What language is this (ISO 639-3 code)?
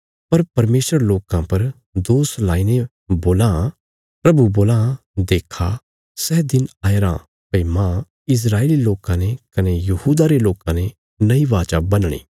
kfs